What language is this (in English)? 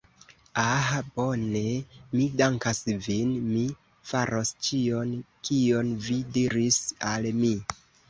Esperanto